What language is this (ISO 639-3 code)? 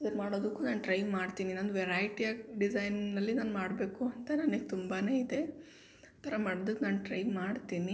kan